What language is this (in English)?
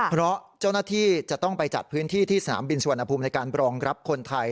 Thai